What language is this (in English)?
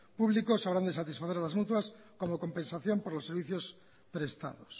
Spanish